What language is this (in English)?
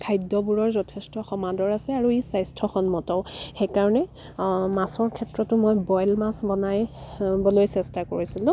Assamese